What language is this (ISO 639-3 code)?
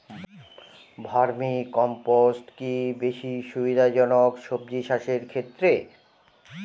ben